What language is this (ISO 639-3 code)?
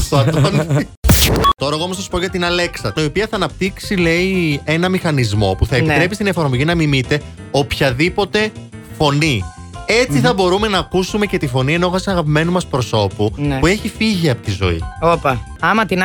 ell